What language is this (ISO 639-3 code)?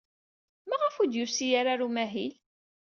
kab